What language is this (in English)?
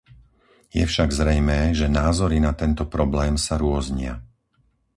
Slovak